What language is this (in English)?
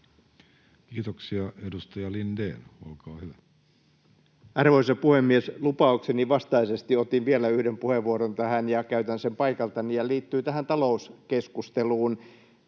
Finnish